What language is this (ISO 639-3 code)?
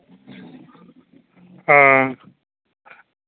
doi